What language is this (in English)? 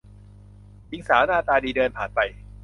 Thai